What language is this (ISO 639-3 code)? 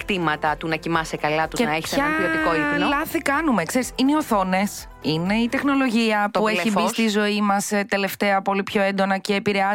ell